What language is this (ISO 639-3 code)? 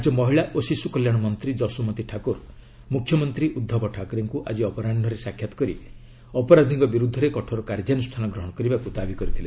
ori